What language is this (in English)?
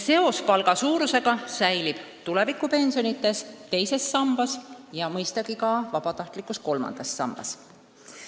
Estonian